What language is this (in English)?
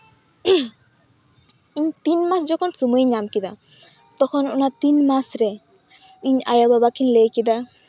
Santali